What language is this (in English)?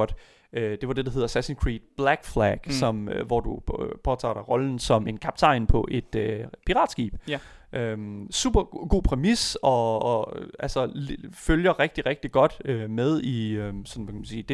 Danish